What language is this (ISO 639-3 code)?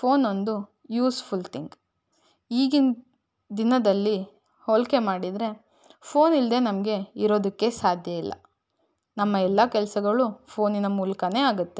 kan